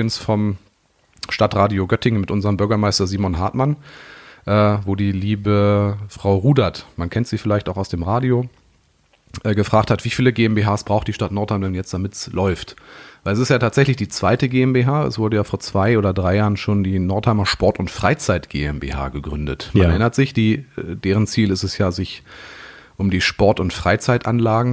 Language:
German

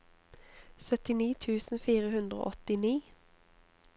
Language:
Norwegian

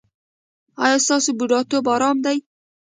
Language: Pashto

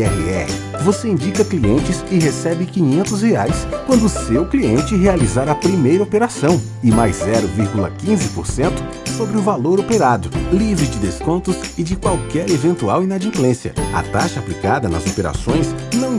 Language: Portuguese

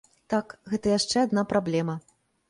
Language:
Belarusian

